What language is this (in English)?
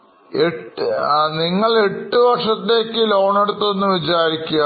Malayalam